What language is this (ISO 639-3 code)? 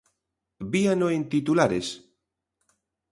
glg